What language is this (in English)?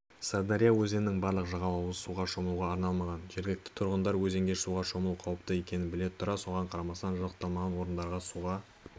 Kazakh